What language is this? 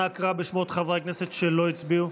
Hebrew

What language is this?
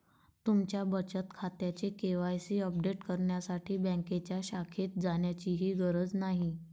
Marathi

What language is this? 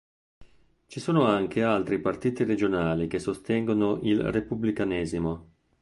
Italian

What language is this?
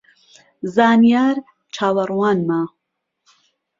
Central Kurdish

